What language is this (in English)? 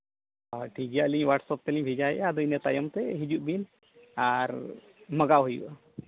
Santali